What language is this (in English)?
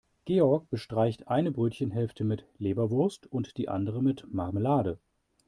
German